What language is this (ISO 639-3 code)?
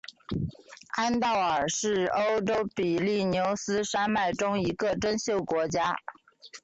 zho